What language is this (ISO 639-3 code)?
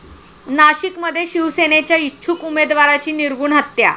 mar